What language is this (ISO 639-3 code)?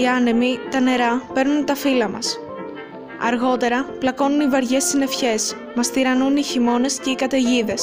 ell